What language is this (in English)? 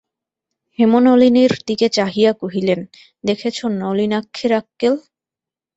Bangla